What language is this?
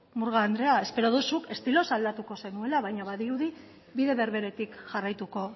Basque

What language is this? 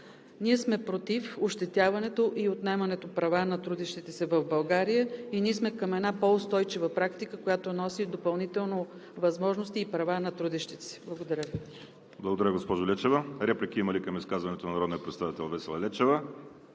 Bulgarian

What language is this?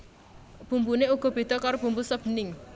Javanese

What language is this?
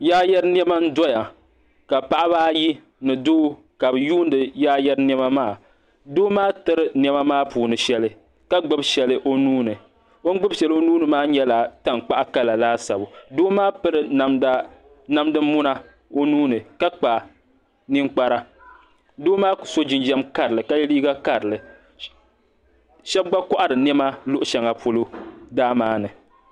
Dagbani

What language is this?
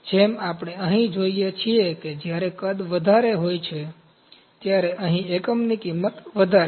Gujarati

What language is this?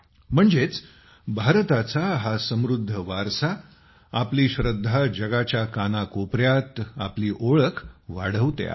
Marathi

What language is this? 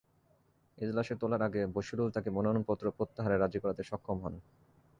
Bangla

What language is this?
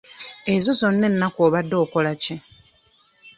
Ganda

